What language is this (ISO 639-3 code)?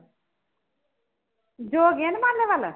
pan